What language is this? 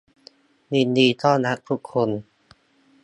Thai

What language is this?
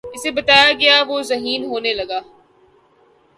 Urdu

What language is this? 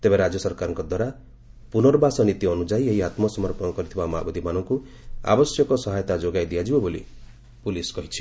Odia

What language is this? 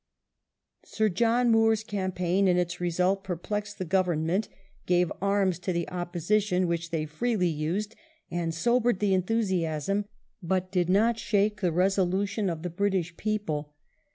English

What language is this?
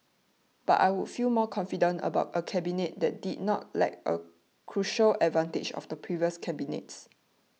English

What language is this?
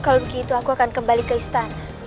Indonesian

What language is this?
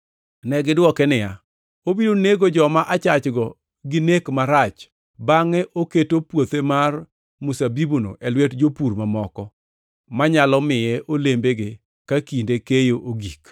Luo (Kenya and Tanzania)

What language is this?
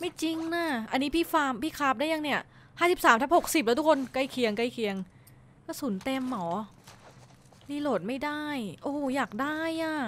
Thai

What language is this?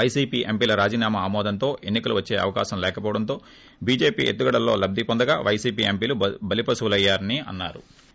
Telugu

